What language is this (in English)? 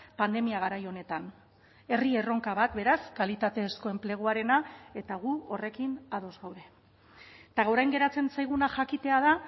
Basque